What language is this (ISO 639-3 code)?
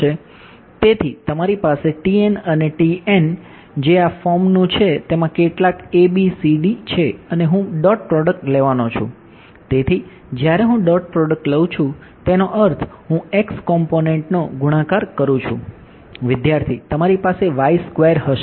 guj